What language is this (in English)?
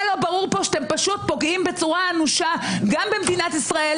Hebrew